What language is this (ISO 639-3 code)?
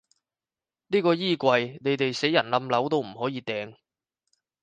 yue